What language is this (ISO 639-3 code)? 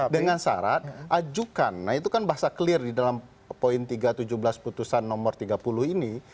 ind